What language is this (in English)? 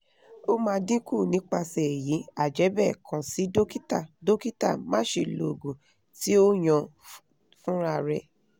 Yoruba